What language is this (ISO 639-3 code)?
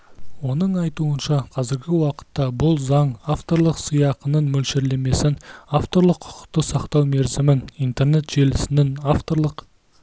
kaz